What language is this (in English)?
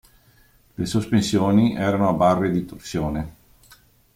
Italian